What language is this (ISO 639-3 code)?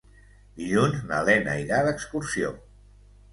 cat